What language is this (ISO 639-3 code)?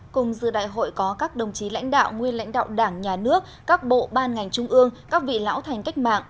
vie